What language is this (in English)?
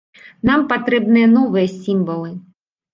Belarusian